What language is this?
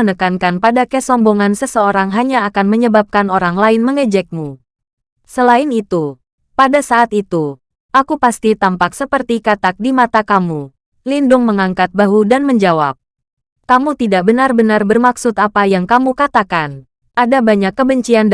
Indonesian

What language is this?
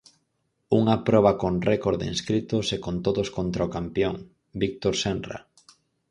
Galician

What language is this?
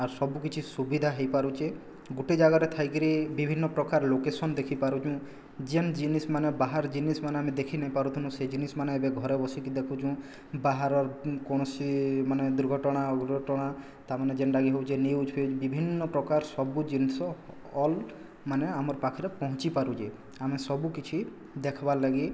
Odia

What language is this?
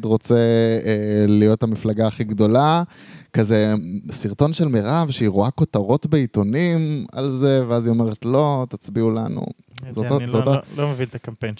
Hebrew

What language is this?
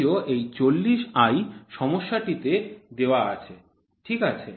Bangla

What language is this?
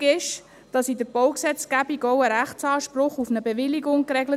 Swiss German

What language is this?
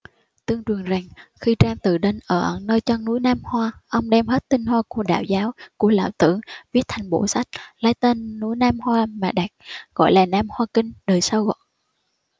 Vietnamese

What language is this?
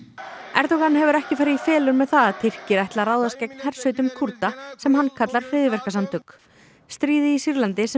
Icelandic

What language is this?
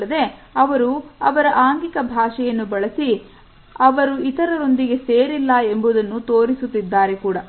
Kannada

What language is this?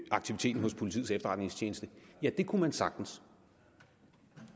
Danish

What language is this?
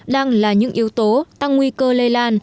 Vietnamese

